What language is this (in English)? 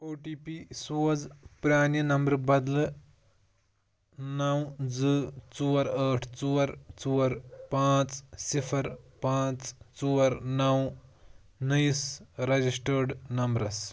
Kashmiri